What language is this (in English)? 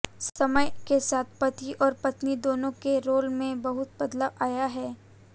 Hindi